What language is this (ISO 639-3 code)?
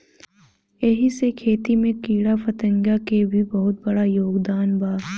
bho